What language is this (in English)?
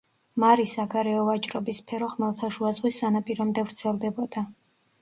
Georgian